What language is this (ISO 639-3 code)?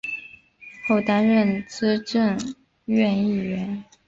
zho